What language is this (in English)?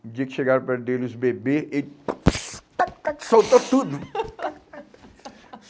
Portuguese